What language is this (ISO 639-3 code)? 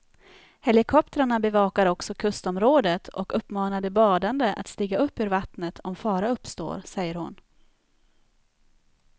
swe